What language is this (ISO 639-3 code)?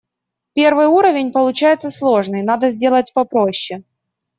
rus